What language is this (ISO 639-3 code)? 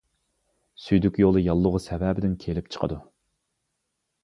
uig